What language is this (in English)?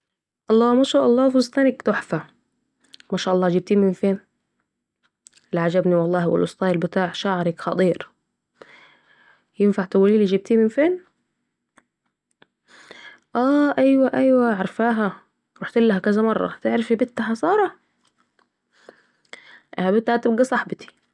Saidi Arabic